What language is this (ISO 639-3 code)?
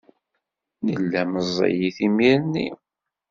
kab